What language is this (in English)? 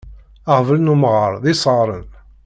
Kabyle